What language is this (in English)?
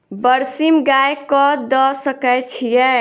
Maithili